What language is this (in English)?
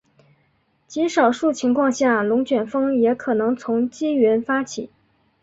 Chinese